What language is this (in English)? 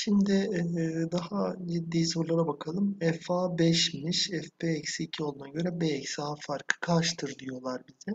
Turkish